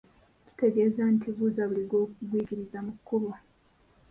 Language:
Ganda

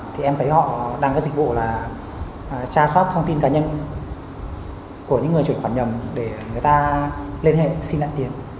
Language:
Vietnamese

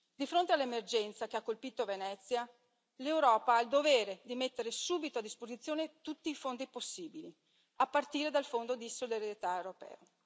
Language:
Italian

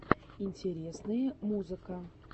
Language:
Russian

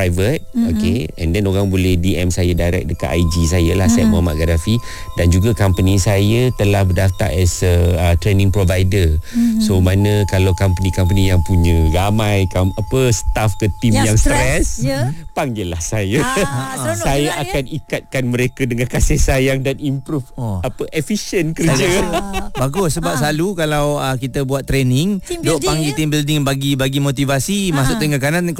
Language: Malay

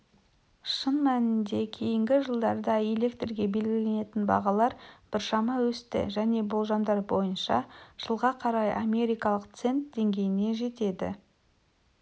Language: Kazakh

